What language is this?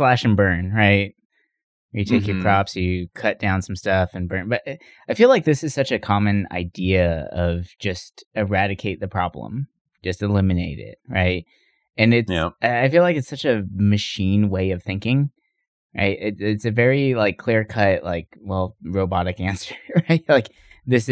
English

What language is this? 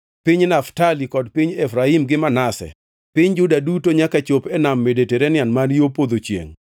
Luo (Kenya and Tanzania)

